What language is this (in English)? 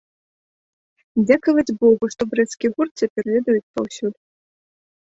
Belarusian